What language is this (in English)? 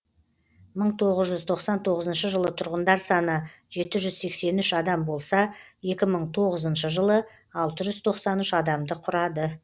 Kazakh